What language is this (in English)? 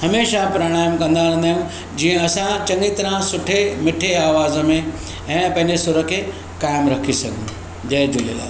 Sindhi